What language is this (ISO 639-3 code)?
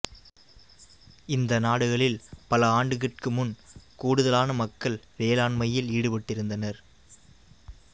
tam